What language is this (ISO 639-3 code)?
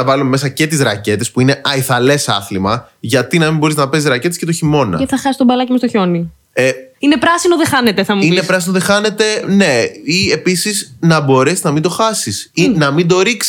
ell